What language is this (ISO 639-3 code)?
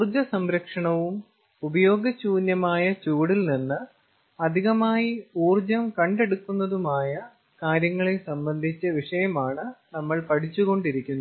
mal